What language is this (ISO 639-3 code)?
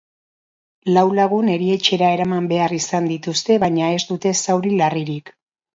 eus